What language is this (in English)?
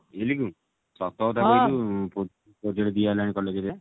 Odia